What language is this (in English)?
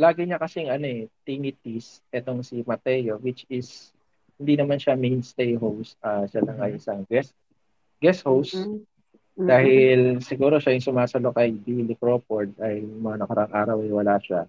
Filipino